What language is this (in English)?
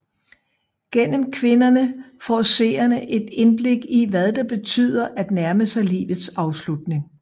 Danish